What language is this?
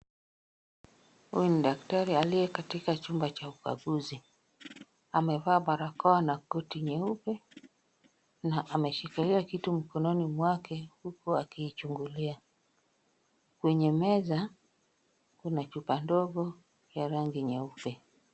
Swahili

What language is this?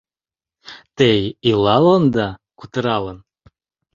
Mari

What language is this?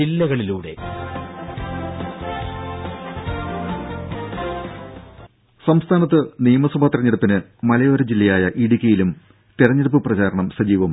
Malayalam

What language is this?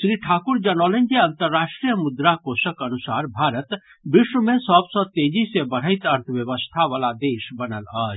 Maithili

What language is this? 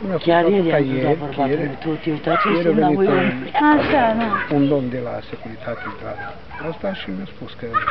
Romanian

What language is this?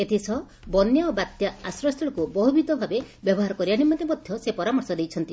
Odia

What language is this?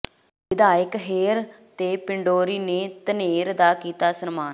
Punjabi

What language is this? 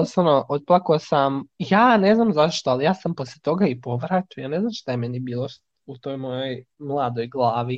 Croatian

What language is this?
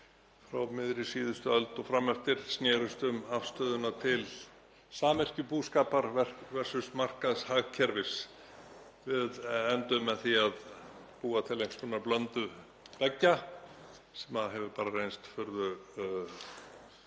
Icelandic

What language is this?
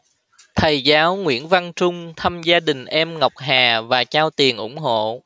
Vietnamese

